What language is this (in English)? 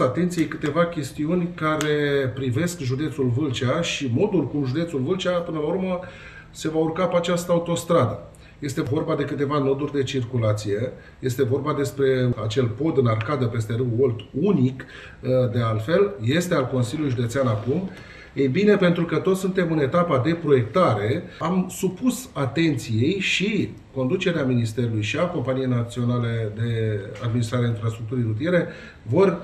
Romanian